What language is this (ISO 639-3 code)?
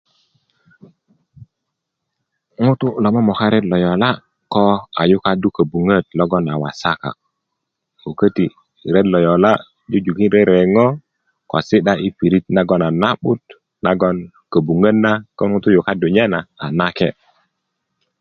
ukv